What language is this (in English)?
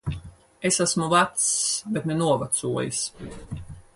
Latvian